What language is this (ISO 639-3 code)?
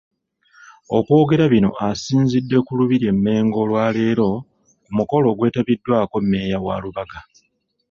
lug